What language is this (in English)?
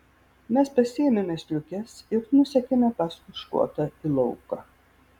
Lithuanian